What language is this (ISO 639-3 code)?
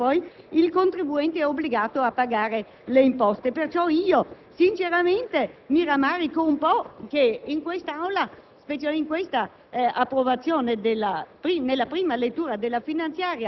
ita